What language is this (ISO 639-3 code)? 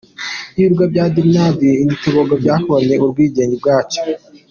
kin